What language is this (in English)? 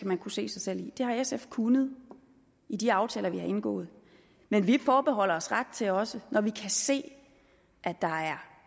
Danish